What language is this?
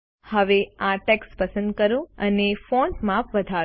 Gujarati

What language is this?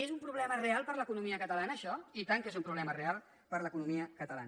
Catalan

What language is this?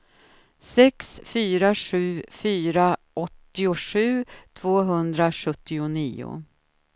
Swedish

